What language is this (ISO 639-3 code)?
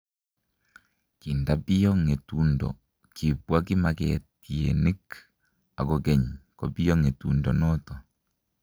kln